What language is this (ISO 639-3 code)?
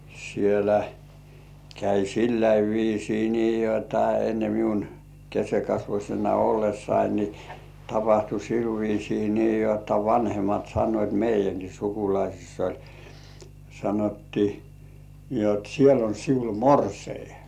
fin